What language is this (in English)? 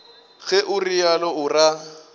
Northern Sotho